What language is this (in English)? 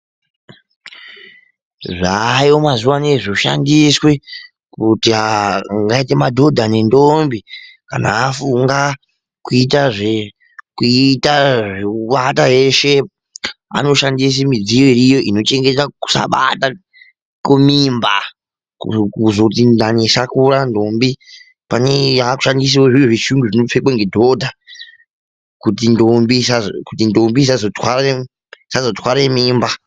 Ndau